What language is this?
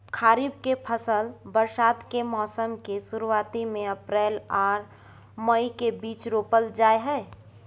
Maithili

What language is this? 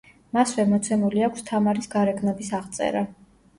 Georgian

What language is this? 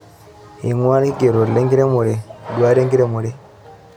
Masai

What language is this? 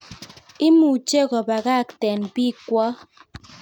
Kalenjin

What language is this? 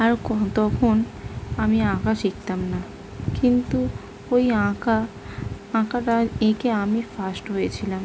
Bangla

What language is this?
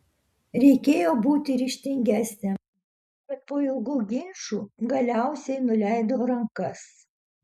Lithuanian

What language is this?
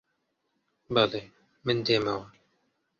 Central Kurdish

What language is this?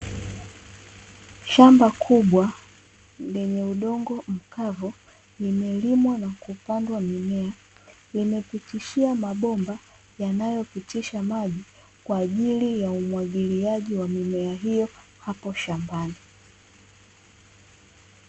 Swahili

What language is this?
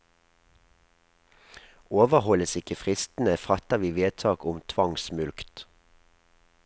Norwegian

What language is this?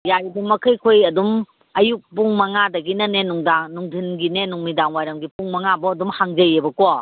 Manipuri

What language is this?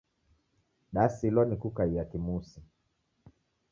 Taita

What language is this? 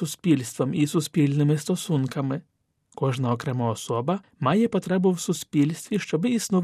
Ukrainian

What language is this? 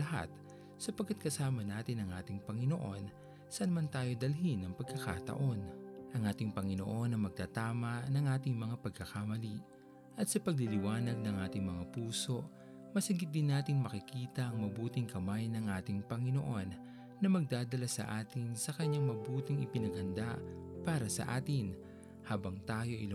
Filipino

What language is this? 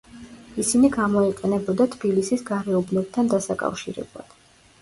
Georgian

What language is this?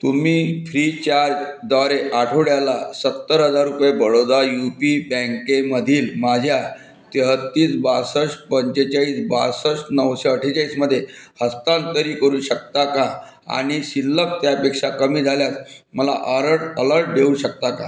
Marathi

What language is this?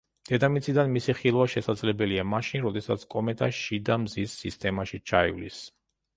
Georgian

